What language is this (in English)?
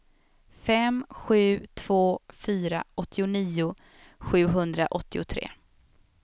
Swedish